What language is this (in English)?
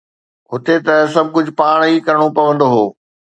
Sindhi